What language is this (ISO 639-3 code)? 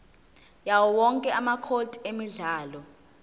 zul